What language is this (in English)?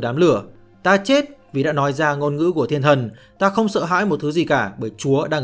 Vietnamese